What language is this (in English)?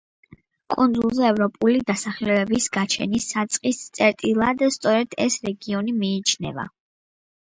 Georgian